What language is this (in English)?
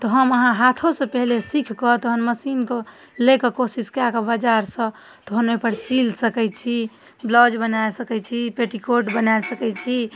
Maithili